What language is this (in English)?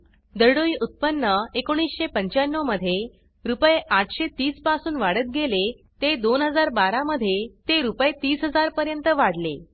Marathi